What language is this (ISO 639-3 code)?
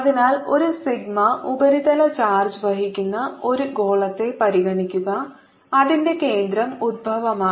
mal